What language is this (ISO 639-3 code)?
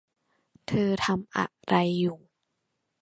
tha